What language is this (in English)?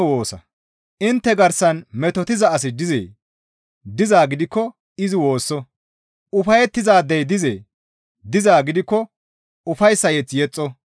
Gamo